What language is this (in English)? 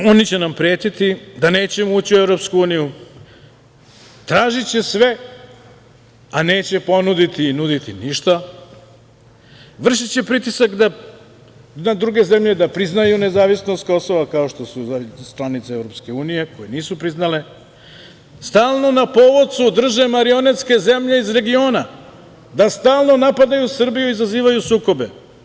Serbian